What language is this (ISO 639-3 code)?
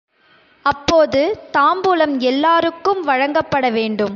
tam